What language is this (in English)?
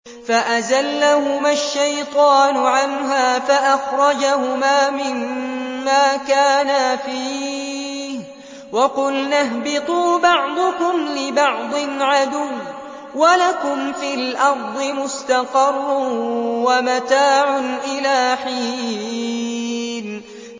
Arabic